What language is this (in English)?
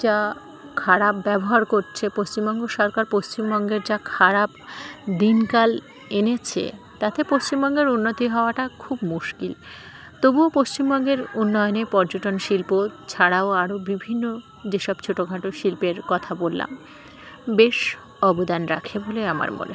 Bangla